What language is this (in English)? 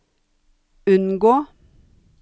Norwegian